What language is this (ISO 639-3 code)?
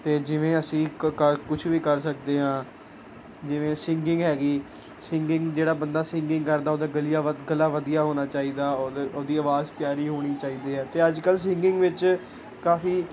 pan